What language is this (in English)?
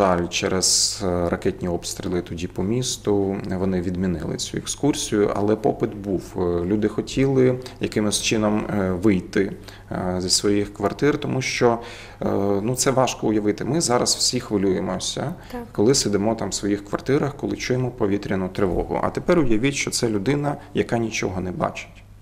Ukrainian